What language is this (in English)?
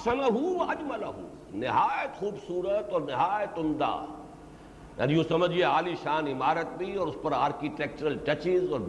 Urdu